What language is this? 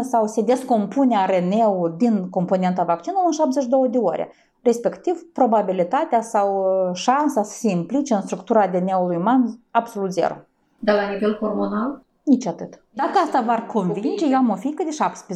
Romanian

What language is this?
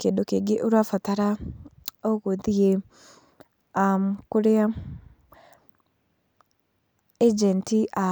Kikuyu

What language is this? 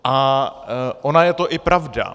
Czech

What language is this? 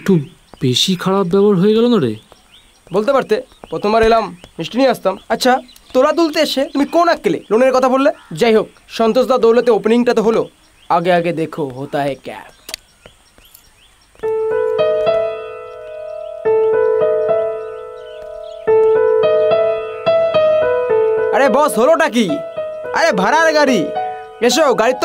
Bangla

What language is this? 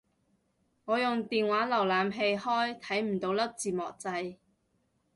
Cantonese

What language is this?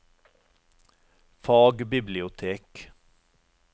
Norwegian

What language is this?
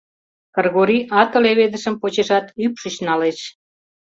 Mari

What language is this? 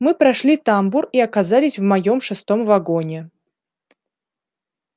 Russian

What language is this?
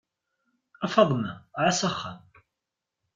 Kabyle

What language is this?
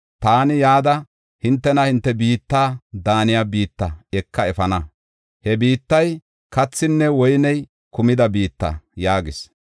Gofa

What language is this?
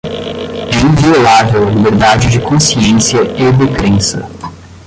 Portuguese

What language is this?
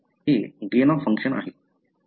Marathi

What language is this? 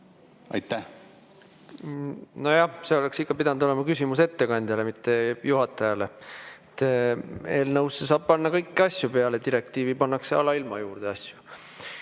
Estonian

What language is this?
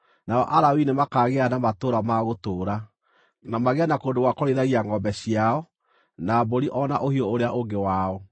Kikuyu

